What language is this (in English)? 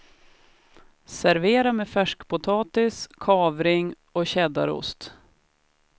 Swedish